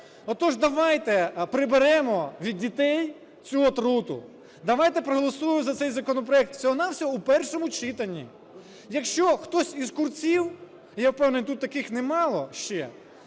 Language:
Ukrainian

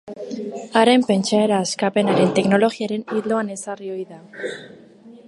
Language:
Basque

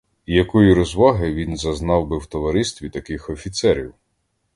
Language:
Ukrainian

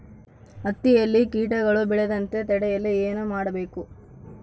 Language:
Kannada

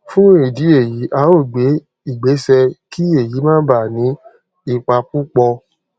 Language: Yoruba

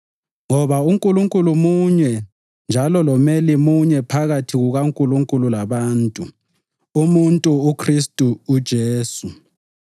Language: North Ndebele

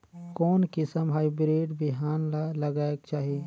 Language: Chhattisgarhi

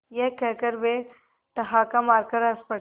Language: Hindi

